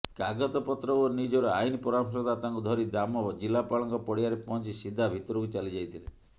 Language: Odia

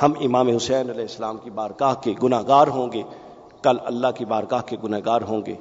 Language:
Urdu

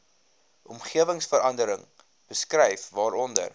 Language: Afrikaans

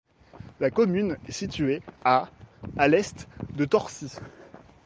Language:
French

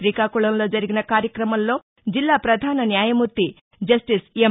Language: Telugu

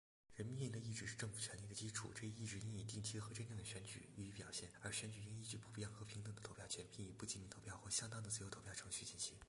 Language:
Chinese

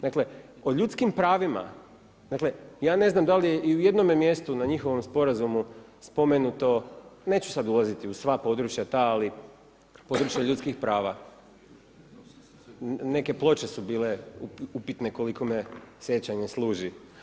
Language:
Croatian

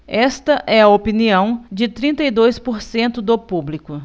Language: Portuguese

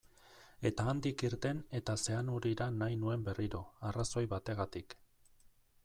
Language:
Basque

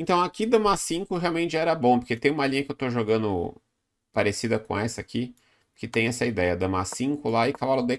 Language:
Portuguese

